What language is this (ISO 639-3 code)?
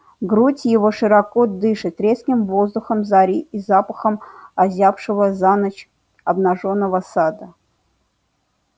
rus